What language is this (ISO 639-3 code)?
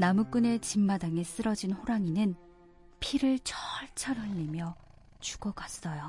kor